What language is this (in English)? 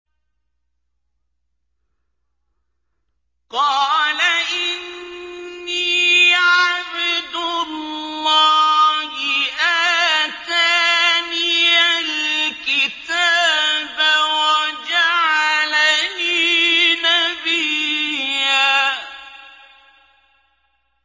Arabic